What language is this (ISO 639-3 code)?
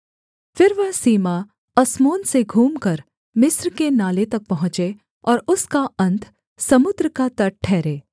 hin